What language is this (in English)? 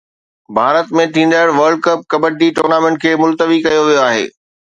Sindhi